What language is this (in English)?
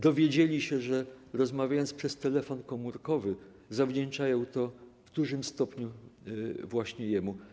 Polish